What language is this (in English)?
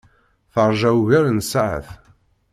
Kabyle